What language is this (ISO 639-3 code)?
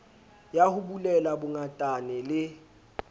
sot